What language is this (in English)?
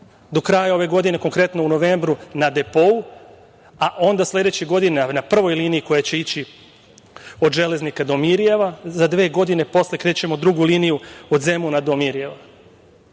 Serbian